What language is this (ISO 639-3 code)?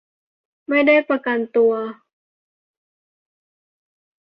tha